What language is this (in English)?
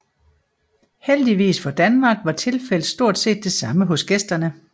Danish